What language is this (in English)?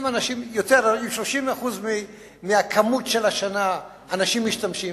Hebrew